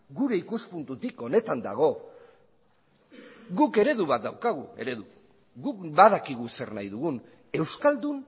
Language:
Basque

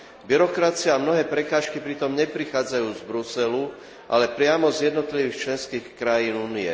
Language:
Slovak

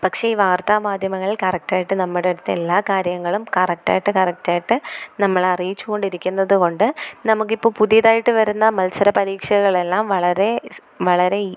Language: Malayalam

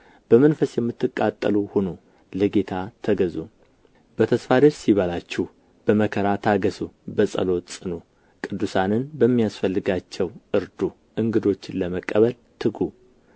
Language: Amharic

